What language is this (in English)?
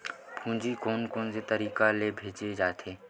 Chhattisgarhi